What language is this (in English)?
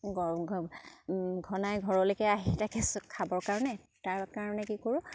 Assamese